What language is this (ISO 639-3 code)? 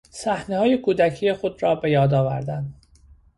fas